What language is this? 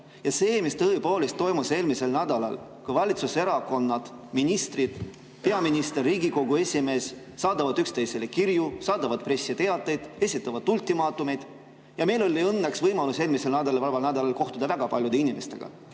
Estonian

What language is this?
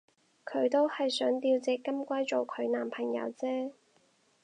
Cantonese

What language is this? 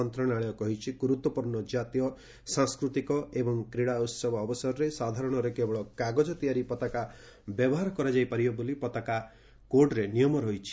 Odia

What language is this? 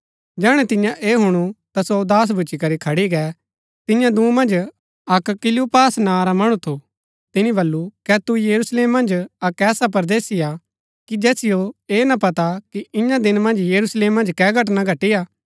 Gaddi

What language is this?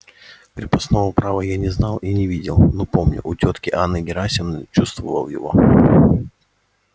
Russian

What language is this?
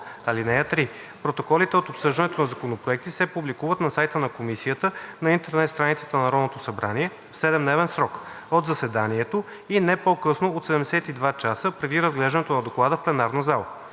Bulgarian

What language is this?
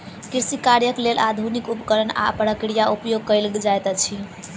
Maithili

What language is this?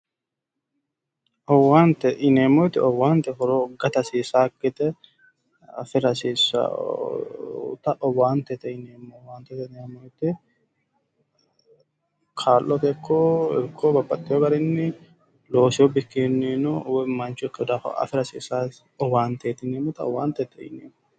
Sidamo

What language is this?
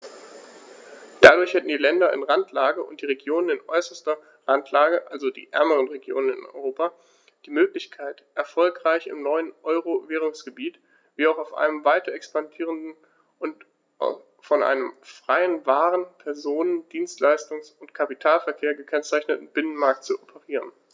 German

